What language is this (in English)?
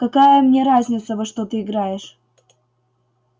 Russian